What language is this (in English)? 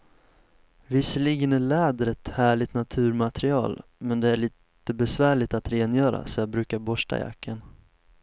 Swedish